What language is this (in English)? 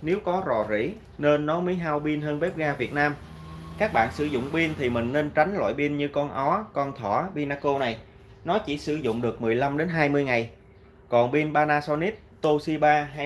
Vietnamese